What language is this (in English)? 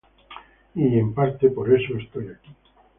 Spanish